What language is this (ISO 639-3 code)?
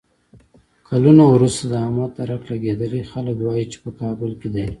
pus